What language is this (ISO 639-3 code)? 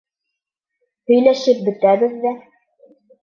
bak